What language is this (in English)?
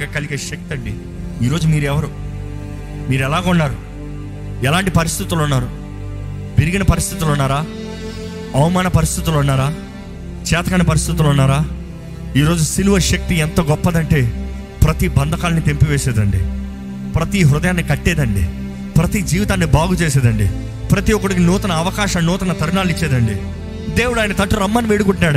Telugu